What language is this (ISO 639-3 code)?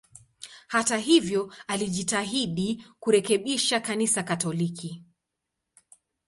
swa